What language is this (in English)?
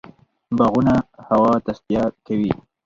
Pashto